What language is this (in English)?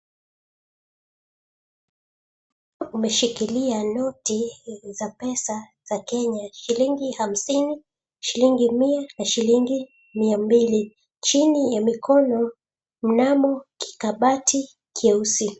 Swahili